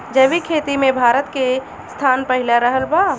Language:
Bhojpuri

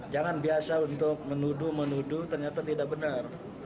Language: Indonesian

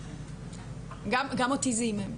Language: Hebrew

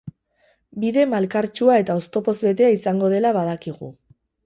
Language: Basque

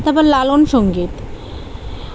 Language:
Bangla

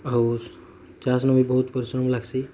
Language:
Odia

